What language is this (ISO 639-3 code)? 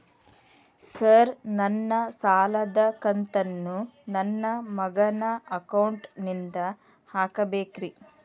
kan